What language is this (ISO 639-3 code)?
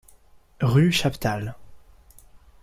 fra